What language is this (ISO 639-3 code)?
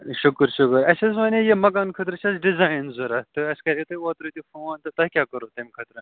kas